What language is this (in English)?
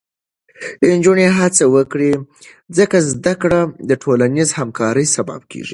Pashto